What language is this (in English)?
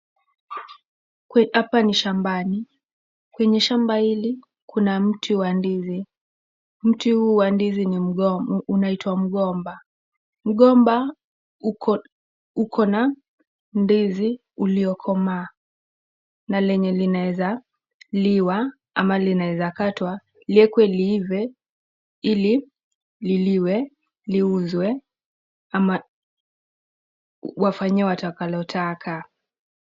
Swahili